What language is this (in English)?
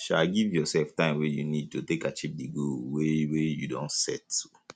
Nigerian Pidgin